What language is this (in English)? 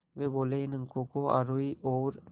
Hindi